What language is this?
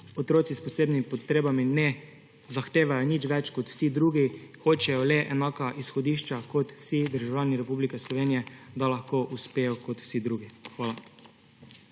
Slovenian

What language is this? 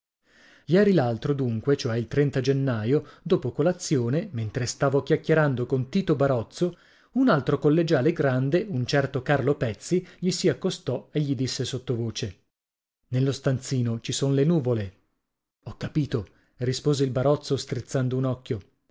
Italian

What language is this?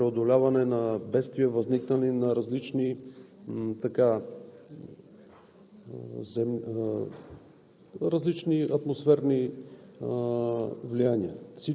Bulgarian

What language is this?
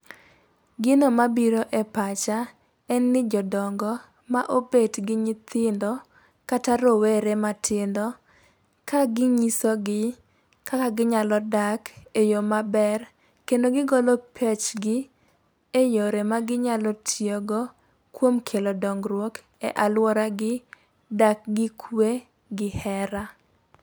Luo (Kenya and Tanzania)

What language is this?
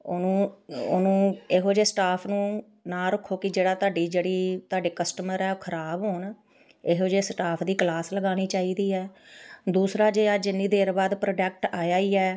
Punjabi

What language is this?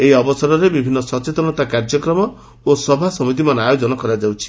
Odia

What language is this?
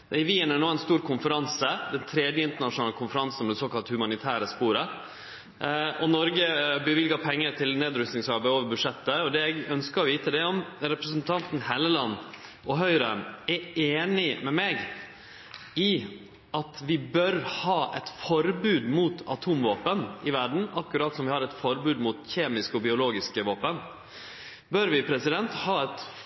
Norwegian Nynorsk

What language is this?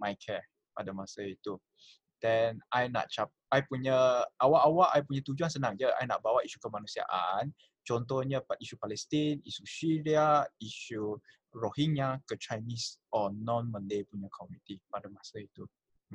Malay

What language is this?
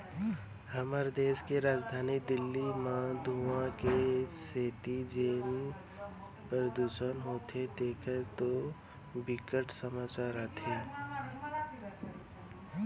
Chhattisgarhi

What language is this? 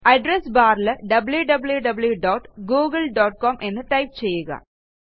Malayalam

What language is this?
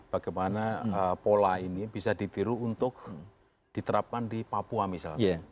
Indonesian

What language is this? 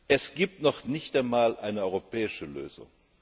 German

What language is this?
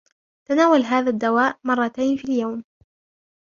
Arabic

